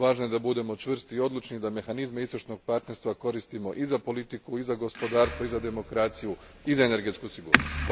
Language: Croatian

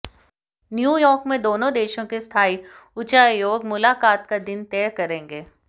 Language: Hindi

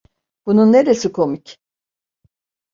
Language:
Turkish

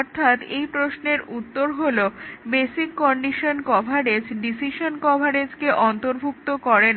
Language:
Bangla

